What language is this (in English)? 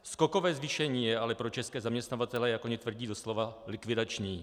Czech